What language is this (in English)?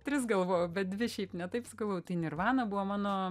Lithuanian